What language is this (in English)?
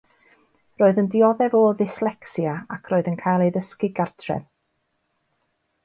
Welsh